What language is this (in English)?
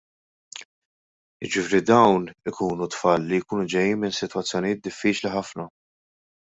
Maltese